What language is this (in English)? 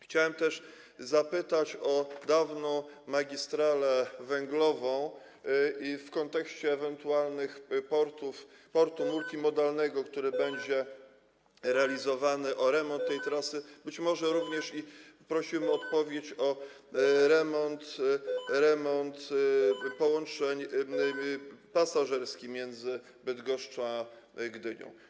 Polish